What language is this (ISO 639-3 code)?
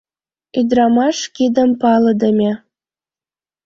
chm